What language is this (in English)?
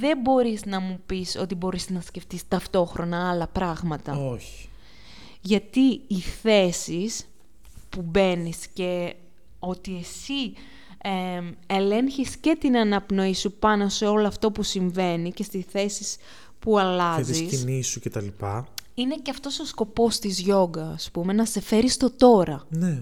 Greek